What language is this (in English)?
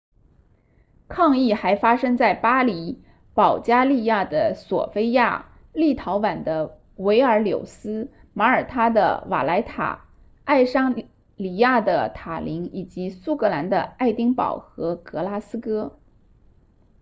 Chinese